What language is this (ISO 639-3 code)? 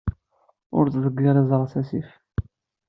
kab